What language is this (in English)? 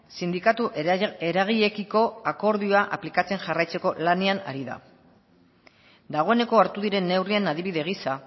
Basque